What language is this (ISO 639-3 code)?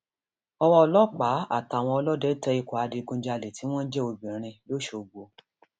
yor